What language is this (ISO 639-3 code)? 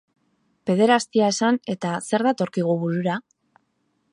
eus